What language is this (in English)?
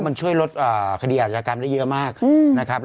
Thai